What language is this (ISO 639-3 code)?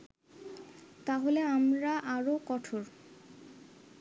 ben